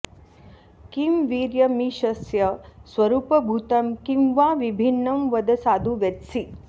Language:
Sanskrit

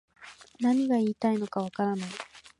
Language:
Japanese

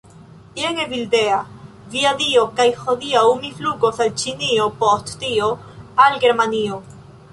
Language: Esperanto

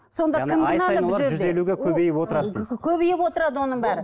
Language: Kazakh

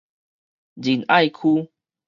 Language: Min Nan Chinese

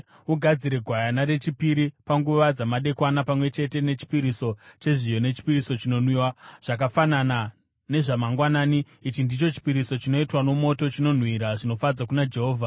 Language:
Shona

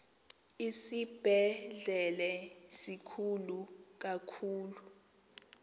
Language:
Xhosa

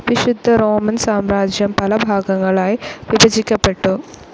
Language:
Malayalam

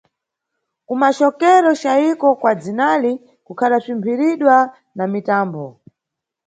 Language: Nyungwe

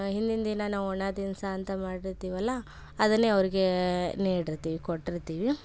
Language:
Kannada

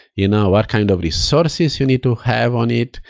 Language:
English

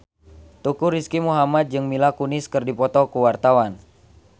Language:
Sundanese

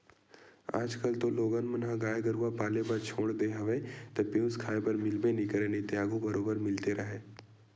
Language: Chhattisgarhi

